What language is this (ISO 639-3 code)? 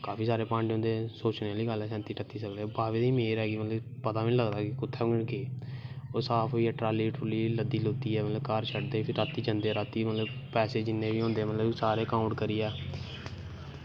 doi